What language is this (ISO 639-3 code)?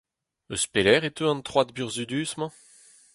bre